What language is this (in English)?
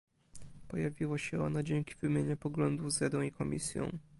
Polish